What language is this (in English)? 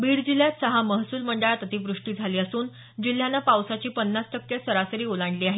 Marathi